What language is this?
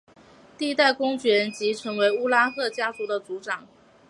Chinese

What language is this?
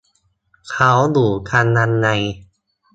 Thai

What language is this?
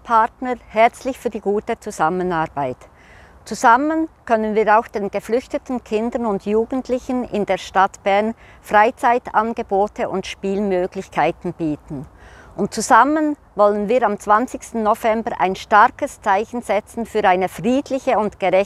German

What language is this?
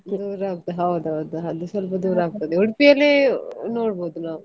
Kannada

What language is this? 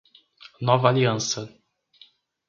Portuguese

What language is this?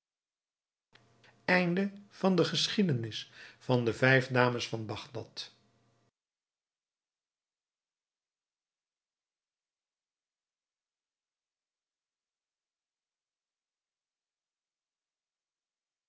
Dutch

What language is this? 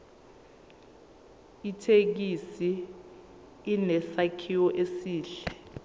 Zulu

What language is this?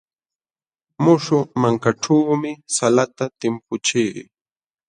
Jauja Wanca Quechua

